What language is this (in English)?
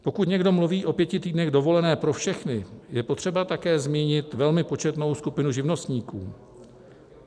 Czech